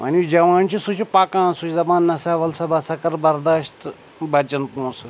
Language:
Kashmiri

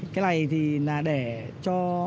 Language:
Vietnamese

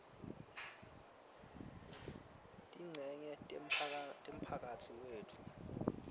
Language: Swati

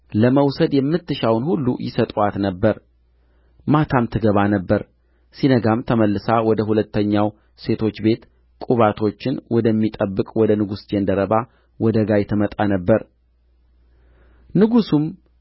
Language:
Amharic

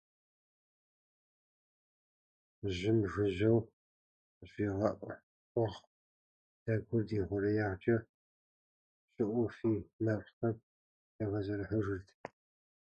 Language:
Kabardian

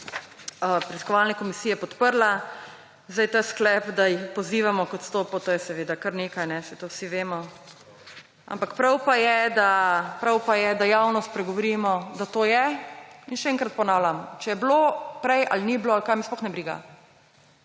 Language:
Slovenian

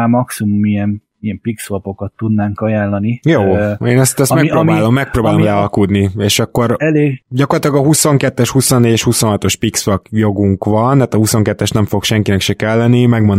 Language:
Hungarian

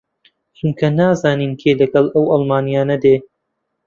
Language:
Central Kurdish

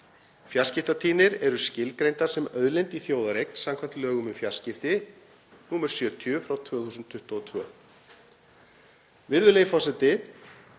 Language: Icelandic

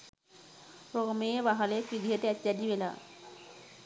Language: Sinhala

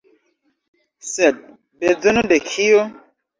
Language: Esperanto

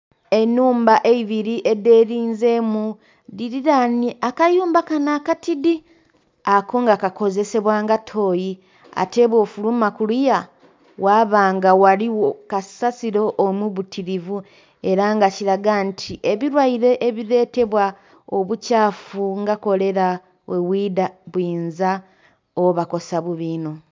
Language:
Soga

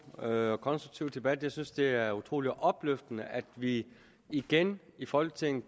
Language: Danish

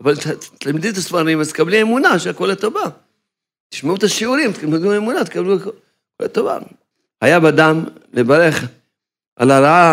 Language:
Hebrew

